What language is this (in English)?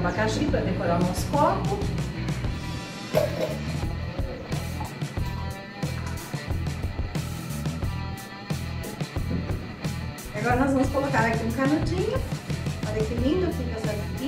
Portuguese